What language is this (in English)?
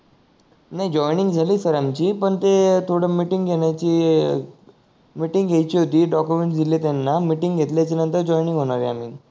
Marathi